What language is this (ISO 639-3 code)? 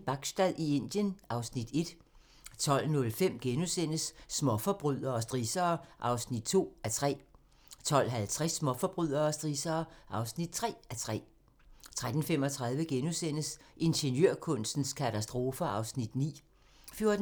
dan